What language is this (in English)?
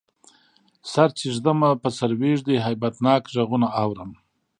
Pashto